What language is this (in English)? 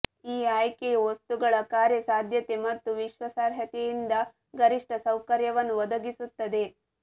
Kannada